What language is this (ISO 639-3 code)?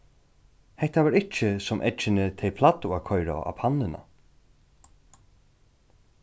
fao